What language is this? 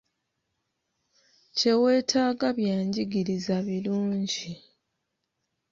Ganda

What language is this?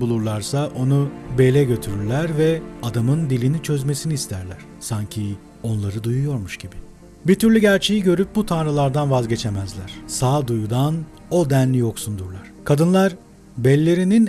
Turkish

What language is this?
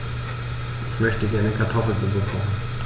German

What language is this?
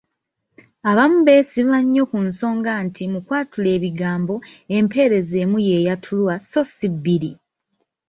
Ganda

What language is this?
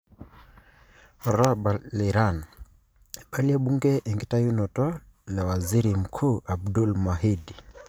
Masai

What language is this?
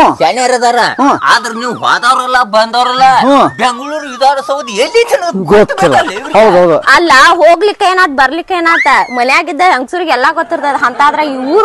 Indonesian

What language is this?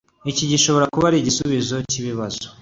Kinyarwanda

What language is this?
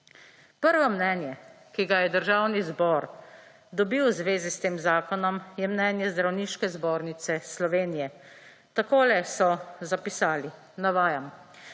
Slovenian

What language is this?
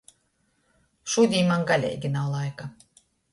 Latgalian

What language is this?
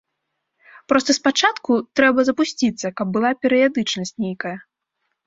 Belarusian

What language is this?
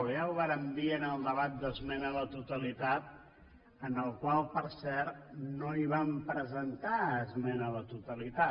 Catalan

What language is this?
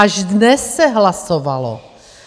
Czech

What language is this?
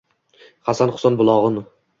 Uzbek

